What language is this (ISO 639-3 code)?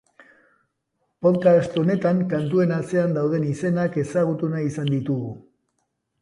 eus